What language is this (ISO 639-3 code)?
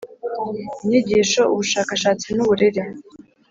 kin